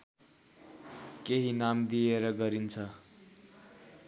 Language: Nepali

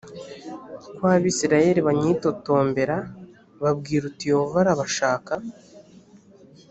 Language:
Kinyarwanda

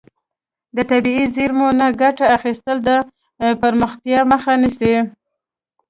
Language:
Pashto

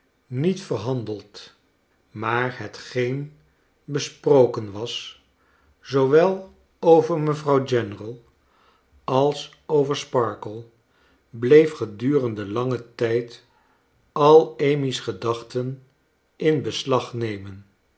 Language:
Dutch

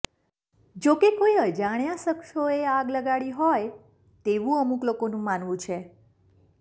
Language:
Gujarati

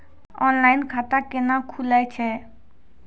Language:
Maithili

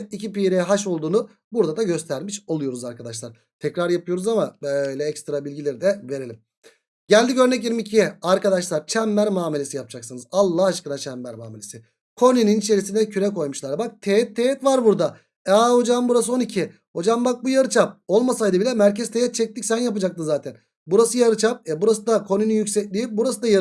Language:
Turkish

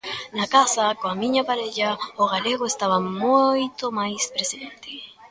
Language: Galician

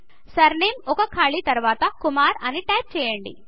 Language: Telugu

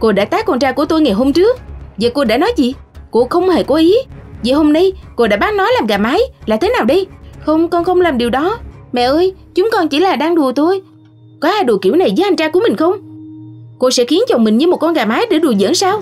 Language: Vietnamese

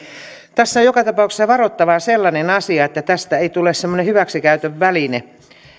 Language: Finnish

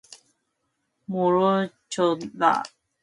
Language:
Korean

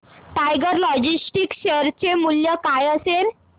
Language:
Marathi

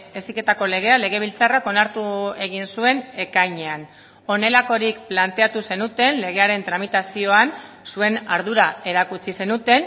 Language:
Basque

